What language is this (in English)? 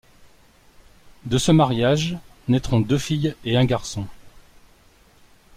French